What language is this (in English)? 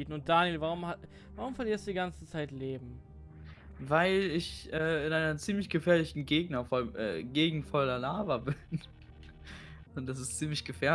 German